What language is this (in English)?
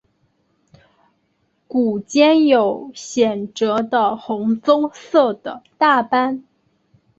Chinese